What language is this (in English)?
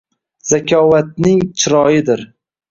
Uzbek